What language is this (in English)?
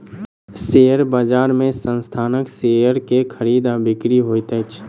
Maithili